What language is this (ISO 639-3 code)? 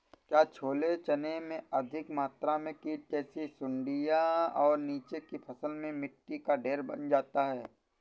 hin